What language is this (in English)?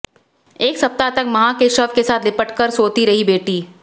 Hindi